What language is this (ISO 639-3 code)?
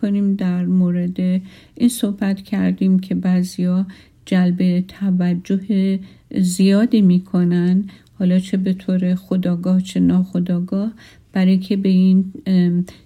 fas